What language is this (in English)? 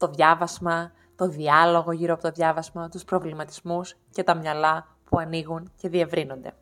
Greek